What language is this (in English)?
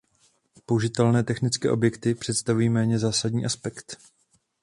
Czech